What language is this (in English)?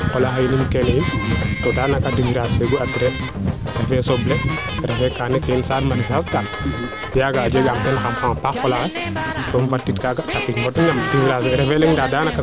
Serer